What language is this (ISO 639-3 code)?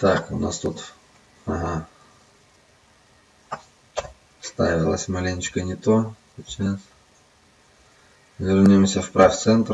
rus